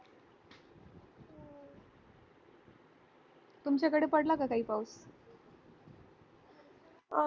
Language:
Marathi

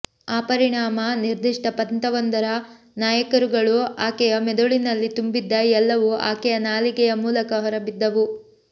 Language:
Kannada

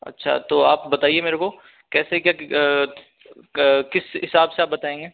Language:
Hindi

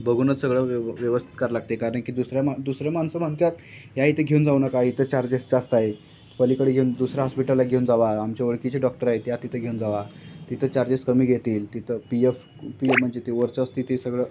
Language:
Marathi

